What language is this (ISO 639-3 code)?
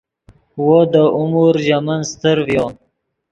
ydg